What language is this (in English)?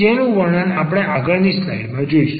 Gujarati